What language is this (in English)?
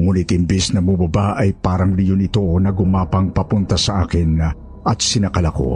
Filipino